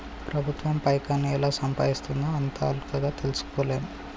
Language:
Telugu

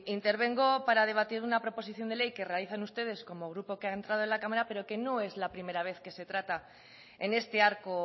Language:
Spanish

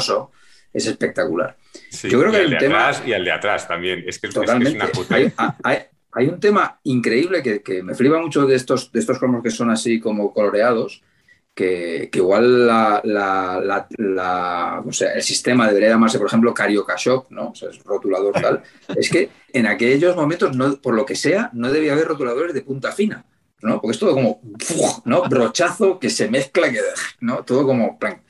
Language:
Spanish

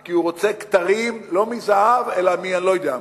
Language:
Hebrew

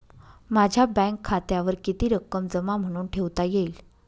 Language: Marathi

